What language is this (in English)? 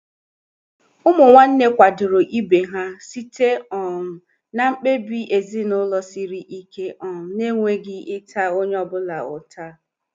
Igbo